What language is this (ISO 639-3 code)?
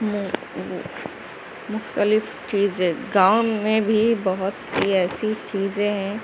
urd